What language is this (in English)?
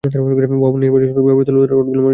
Bangla